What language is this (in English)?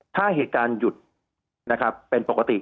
Thai